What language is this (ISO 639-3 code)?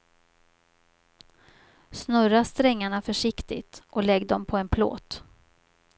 swe